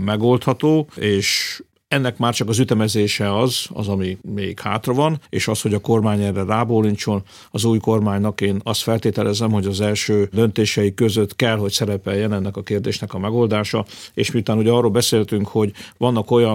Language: Hungarian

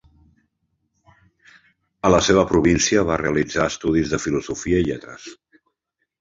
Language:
Catalan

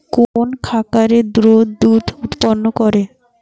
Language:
Bangla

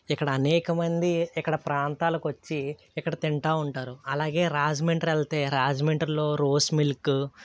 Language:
Telugu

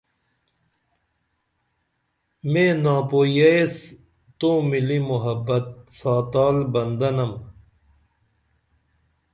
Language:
Dameli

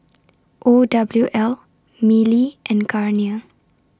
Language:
English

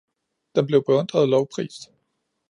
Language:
Danish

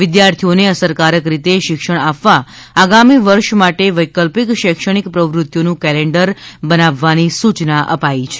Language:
Gujarati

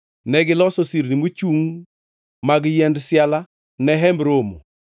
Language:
Luo (Kenya and Tanzania)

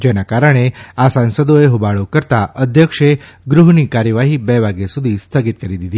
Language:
Gujarati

